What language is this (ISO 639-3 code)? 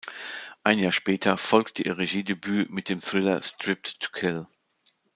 deu